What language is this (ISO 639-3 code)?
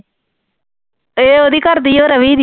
pan